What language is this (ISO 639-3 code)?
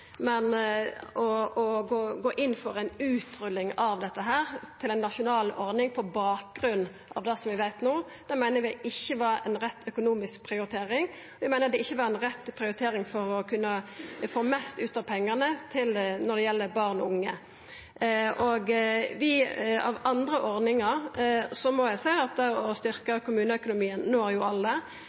nno